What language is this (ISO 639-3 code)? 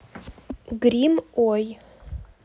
rus